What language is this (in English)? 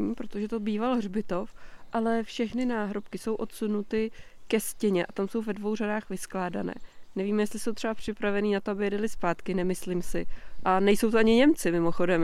Czech